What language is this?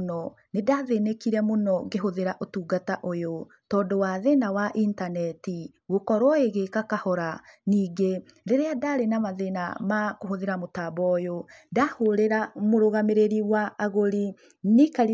Kikuyu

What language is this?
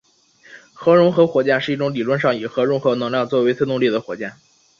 Chinese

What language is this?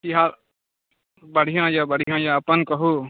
Maithili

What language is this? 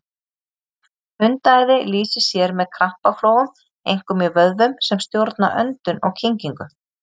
Icelandic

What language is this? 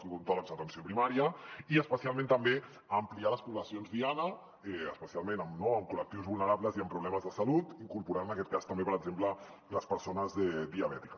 Catalan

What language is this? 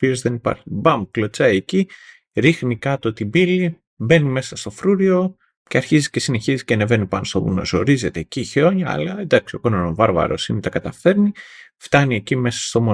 Greek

